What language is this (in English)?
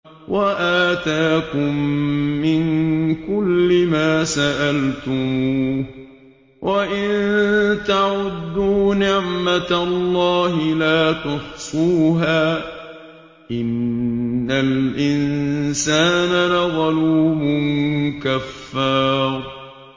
Arabic